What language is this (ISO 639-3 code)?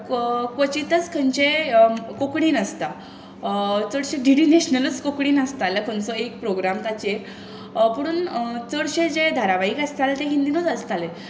kok